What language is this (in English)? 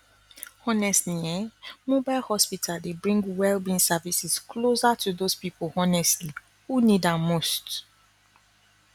Nigerian Pidgin